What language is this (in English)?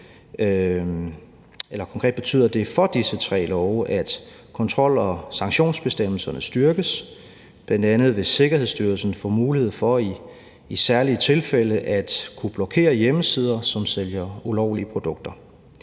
Danish